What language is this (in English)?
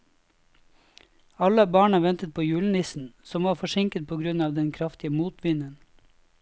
Norwegian